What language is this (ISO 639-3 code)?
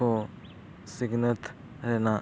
sat